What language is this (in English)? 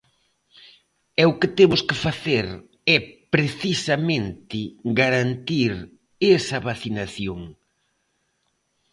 Galician